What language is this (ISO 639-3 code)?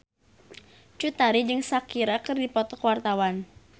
sun